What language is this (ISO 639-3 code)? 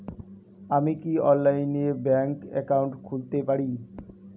ben